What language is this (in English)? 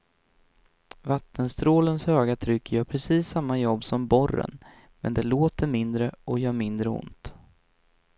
Swedish